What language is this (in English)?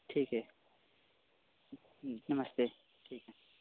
Hindi